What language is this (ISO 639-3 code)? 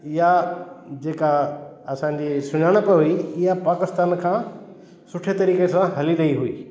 snd